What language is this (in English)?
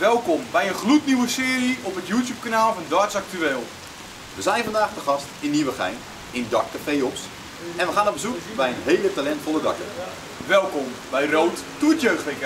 Dutch